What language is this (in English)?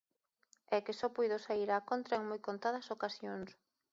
Galician